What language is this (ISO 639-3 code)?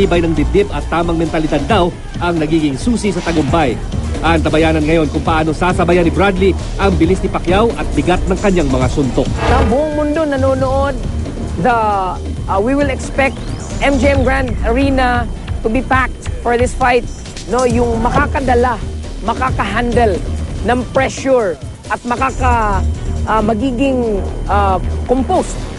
fil